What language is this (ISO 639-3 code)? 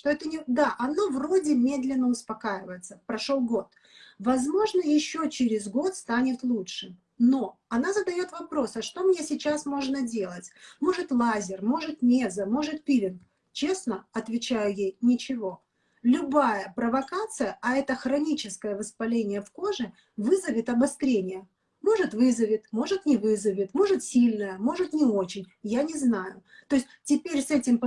rus